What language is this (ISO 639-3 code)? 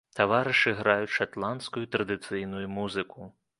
bel